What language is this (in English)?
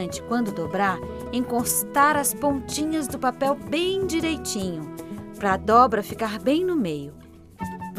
Portuguese